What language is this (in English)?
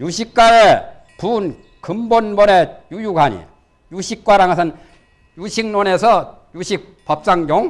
Korean